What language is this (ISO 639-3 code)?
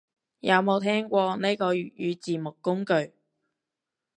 yue